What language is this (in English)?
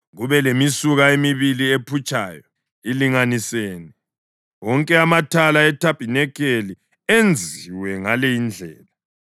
North Ndebele